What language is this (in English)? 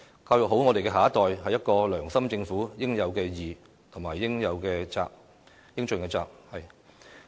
Cantonese